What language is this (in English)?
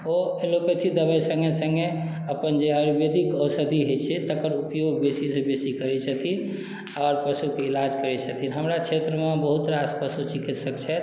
Maithili